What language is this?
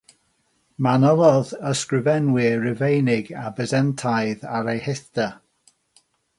Welsh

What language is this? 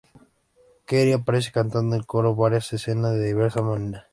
Spanish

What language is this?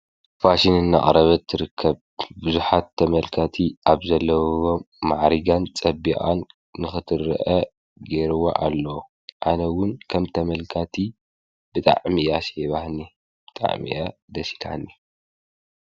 Tigrinya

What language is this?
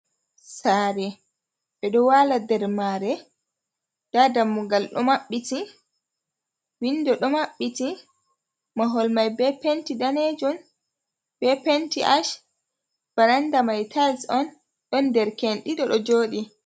Fula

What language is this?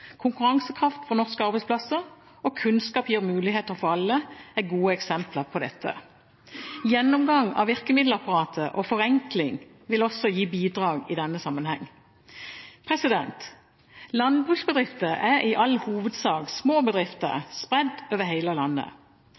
Norwegian Bokmål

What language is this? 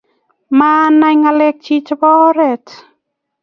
Kalenjin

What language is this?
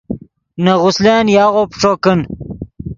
Yidgha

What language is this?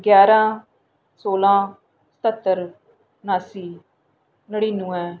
Dogri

